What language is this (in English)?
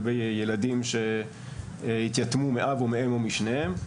Hebrew